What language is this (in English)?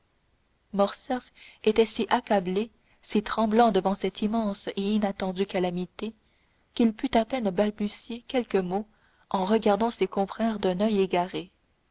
French